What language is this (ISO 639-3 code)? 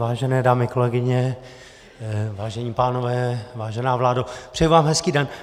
ces